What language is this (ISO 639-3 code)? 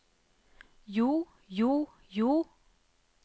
nor